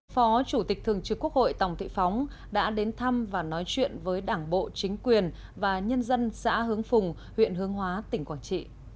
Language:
Vietnamese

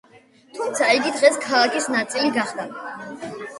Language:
Georgian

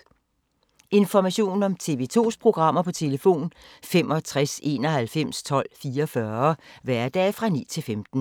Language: Danish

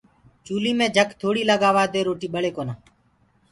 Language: Gurgula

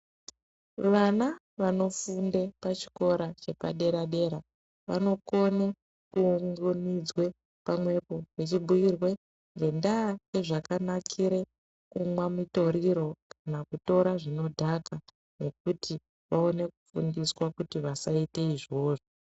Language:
Ndau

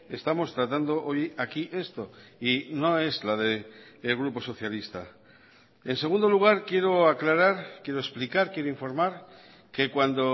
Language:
Spanish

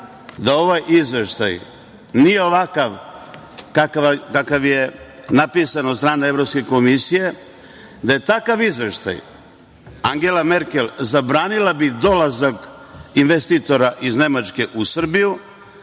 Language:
Serbian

